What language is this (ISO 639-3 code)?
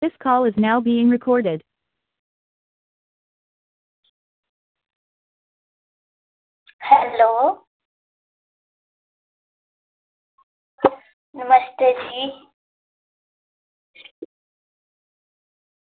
doi